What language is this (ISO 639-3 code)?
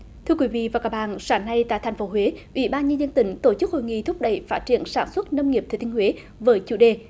vie